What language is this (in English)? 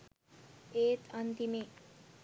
Sinhala